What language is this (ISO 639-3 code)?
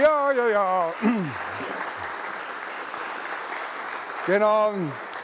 est